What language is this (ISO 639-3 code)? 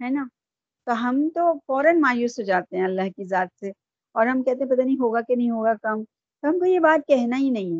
urd